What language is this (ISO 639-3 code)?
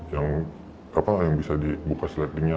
ind